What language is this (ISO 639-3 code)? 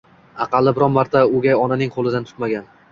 uzb